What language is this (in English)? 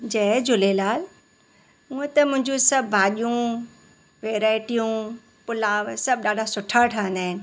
Sindhi